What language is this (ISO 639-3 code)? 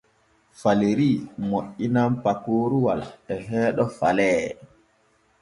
fue